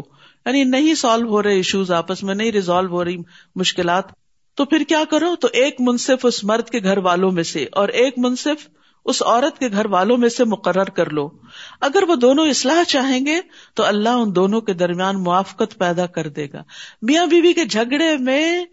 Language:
Urdu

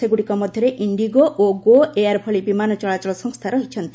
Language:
Odia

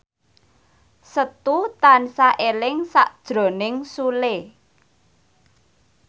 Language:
Javanese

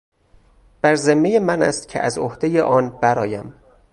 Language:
Persian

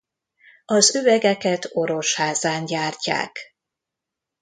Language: Hungarian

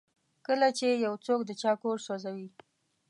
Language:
Pashto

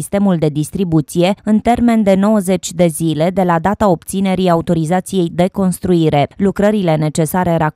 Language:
Romanian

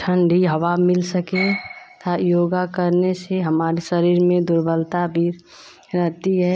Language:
Hindi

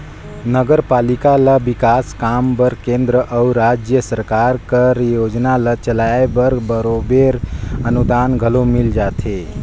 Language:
Chhattisgarhi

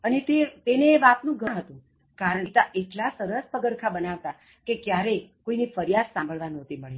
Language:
Gujarati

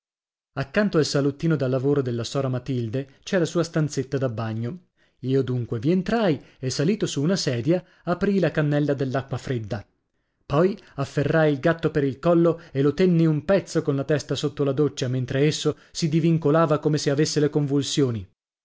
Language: Italian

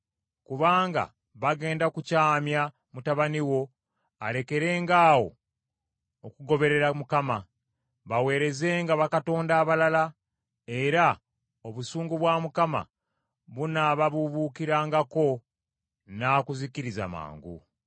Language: Ganda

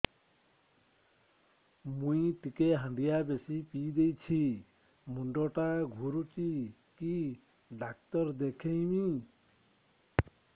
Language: Odia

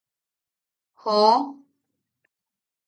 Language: Yaqui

